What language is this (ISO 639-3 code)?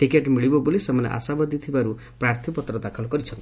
ori